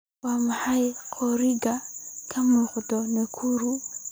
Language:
Somali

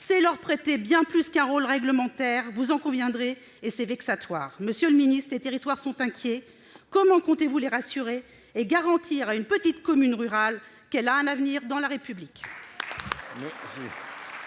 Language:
French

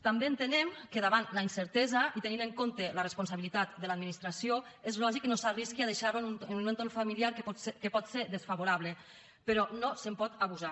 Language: Catalan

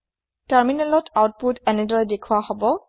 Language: Assamese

